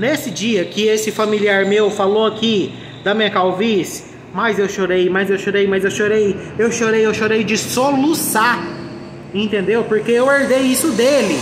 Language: Portuguese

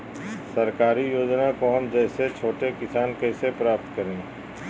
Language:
Magahi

